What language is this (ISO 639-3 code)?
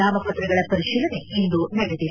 kan